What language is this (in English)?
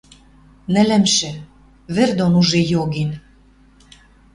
Western Mari